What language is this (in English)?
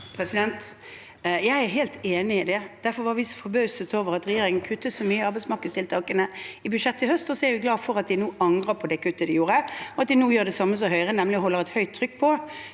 Norwegian